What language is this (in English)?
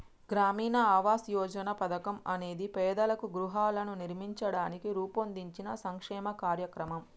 Telugu